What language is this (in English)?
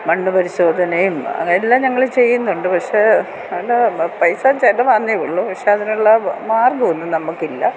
Malayalam